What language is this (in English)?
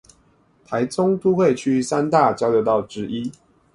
Chinese